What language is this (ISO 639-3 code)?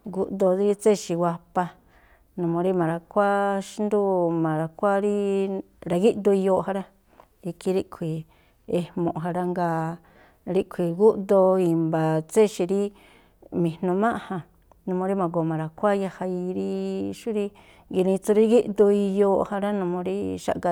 tpl